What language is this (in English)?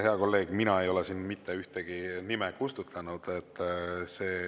Estonian